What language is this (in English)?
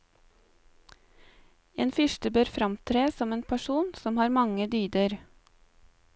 Norwegian